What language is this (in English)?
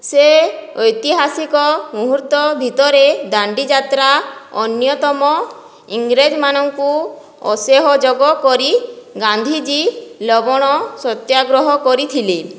Odia